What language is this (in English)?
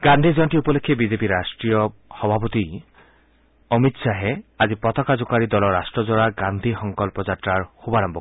Assamese